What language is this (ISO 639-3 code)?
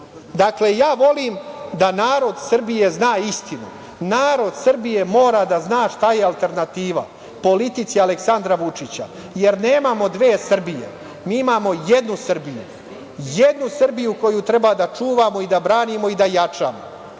srp